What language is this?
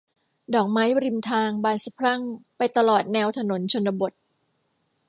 Thai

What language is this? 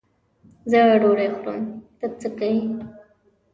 Pashto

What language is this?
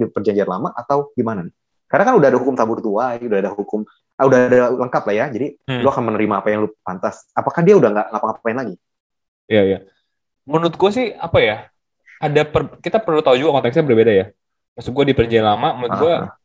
Indonesian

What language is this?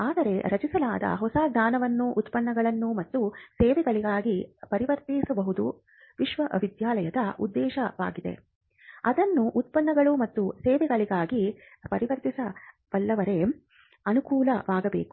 Kannada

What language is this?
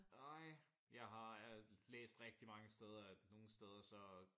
Danish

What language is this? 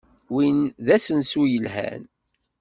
Kabyle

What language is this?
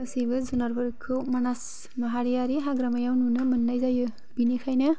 Bodo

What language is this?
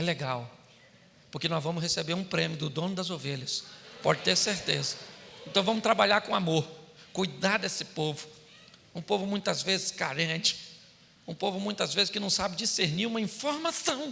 Portuguese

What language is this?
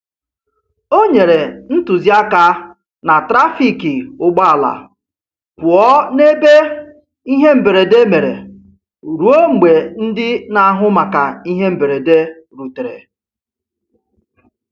Igbo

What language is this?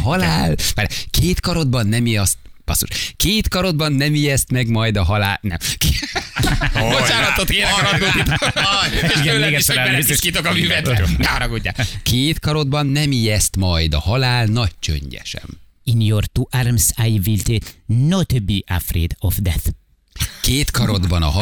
Hungarian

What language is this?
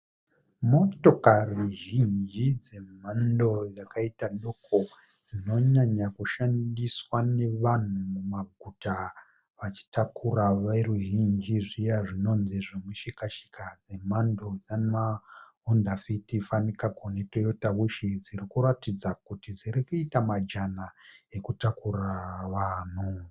Shona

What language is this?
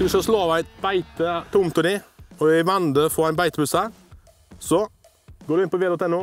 Norwegian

